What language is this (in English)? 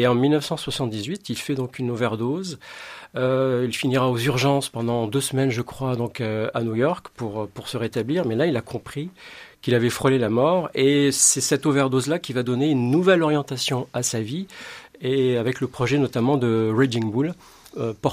French